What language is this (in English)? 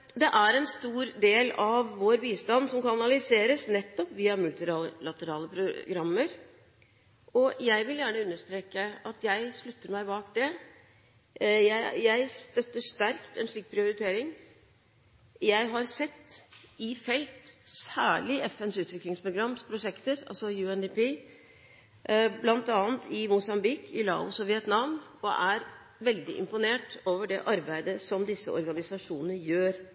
Norwegian Bokmål